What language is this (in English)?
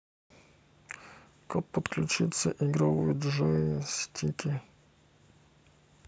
Russian